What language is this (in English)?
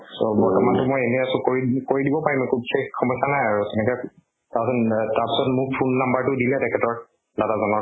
Assamese